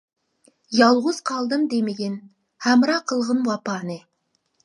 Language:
Uyghur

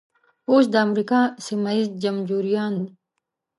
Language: Pashto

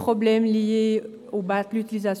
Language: Swiss German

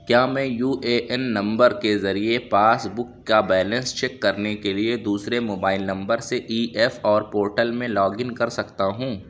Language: Urdu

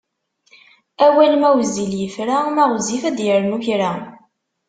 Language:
Kabyle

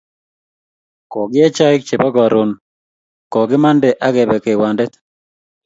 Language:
Kalenjin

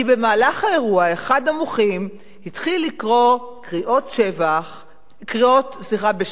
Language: Hebrew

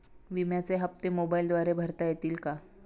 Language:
Marathi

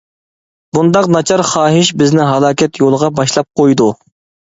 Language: Uyghur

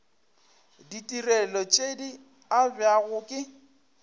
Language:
Northern Sotho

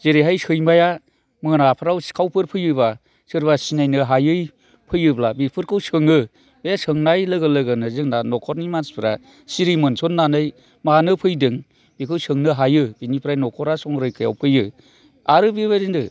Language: Bodo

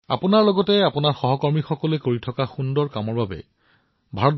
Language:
Assamese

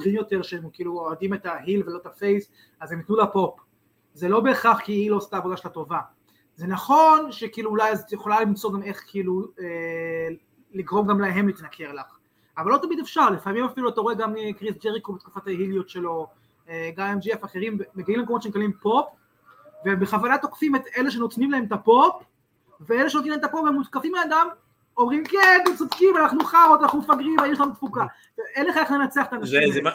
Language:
Hebrew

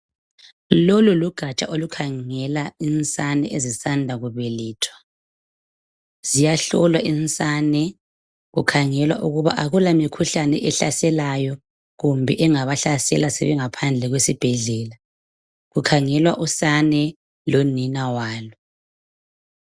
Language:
North Ndebele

